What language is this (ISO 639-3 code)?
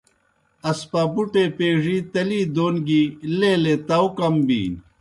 plk